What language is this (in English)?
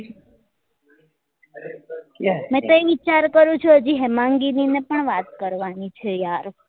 Gujarati